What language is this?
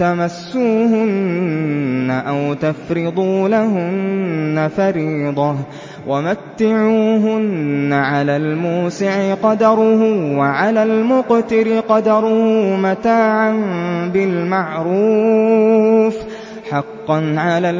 Arabic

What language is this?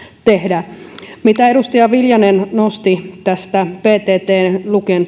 Finnish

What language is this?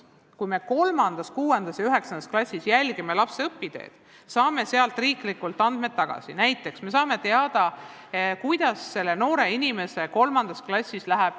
Estonian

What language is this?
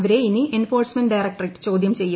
Malayalam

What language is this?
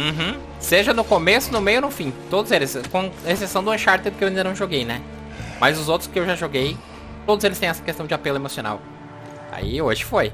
Portuguese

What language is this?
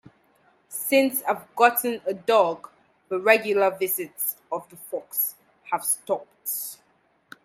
English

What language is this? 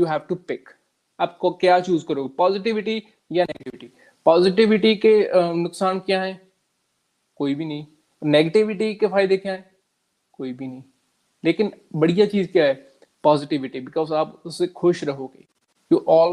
Punjabi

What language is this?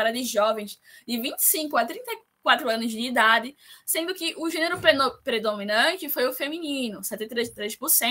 Portuguese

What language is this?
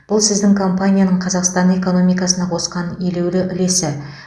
Kazakh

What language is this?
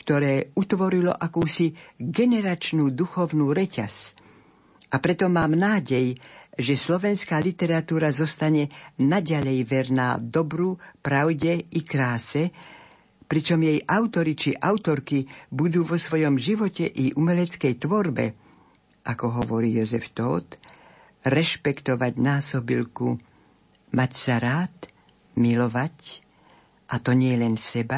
Slovak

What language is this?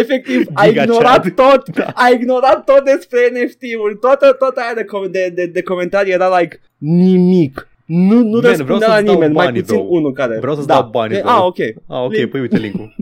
Romanian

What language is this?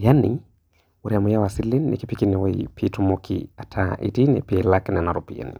Masai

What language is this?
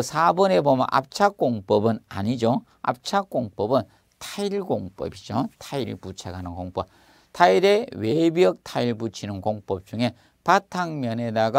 Korean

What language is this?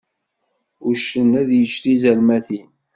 Kabyle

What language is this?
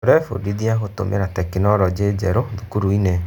Kikuyu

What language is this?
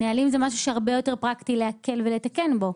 Hebrew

